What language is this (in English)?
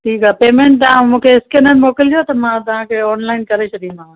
Sindhi